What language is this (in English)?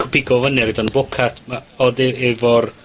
Welsh